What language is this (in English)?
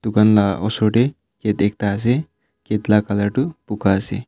Naga Pidgin